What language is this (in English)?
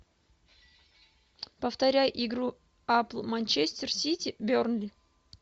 Russian